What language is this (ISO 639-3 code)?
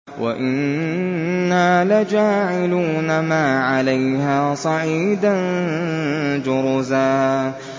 ara